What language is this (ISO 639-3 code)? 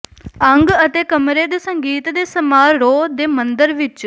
pan